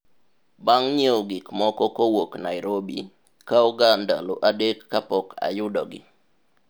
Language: Luo (Kenya and Tanzania)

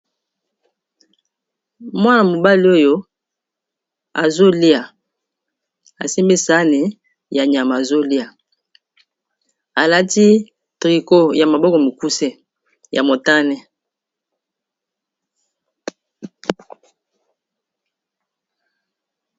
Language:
Lingala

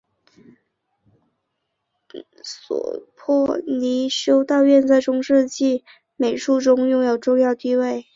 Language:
Chinese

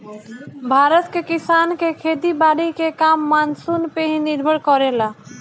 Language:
Bhojpuri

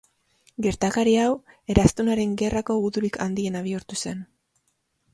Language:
Basque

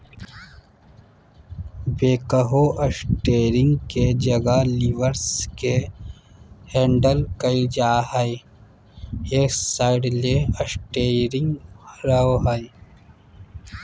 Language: Magahi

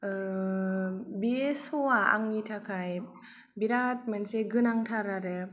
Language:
Bodo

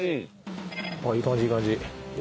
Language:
Japanese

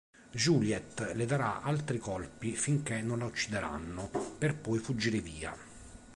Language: Italian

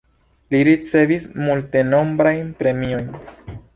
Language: Esperanto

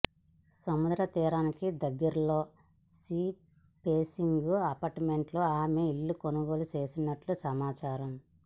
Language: Telugu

